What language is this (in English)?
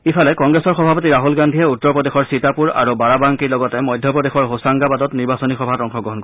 Assamese